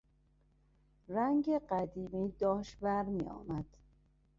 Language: Persian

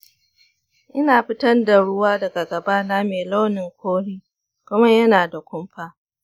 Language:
Hausa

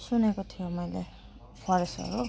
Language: Nepali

